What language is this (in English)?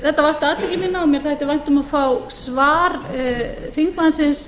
Icelandic